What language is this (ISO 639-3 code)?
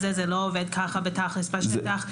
heb